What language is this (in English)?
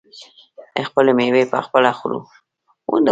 Pashto